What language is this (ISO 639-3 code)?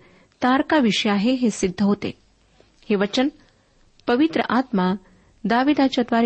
mar